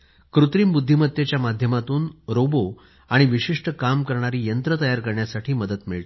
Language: Marathi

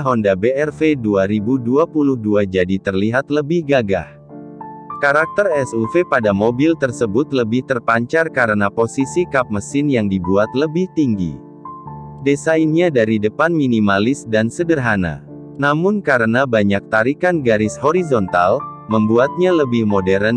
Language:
Indonesian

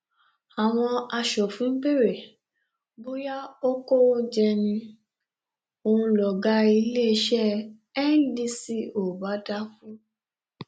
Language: Yoruba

